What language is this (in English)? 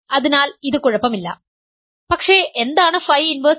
Malayalam